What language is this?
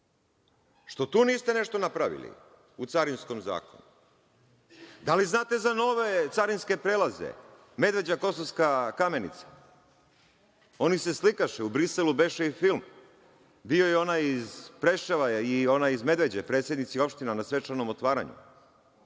Serbian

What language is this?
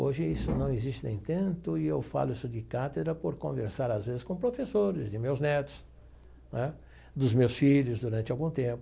Portuguese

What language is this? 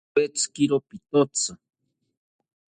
South Ucayali Ashéninka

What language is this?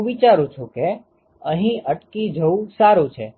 Gujarati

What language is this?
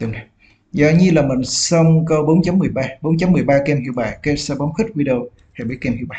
Vietnamese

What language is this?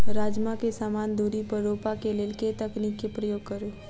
Maithili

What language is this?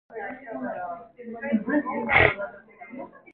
Korean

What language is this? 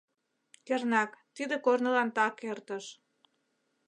Mari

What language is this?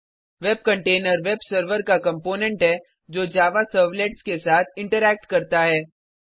Hindi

